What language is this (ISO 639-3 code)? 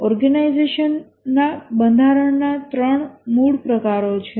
guj